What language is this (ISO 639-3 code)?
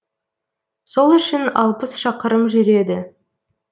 kaz